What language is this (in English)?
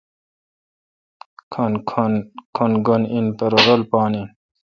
Kalkoti